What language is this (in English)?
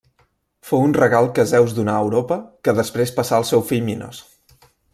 Catalan